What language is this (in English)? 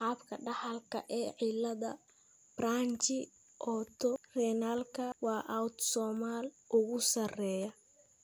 Somali